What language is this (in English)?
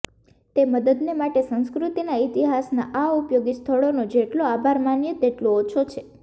Gujarati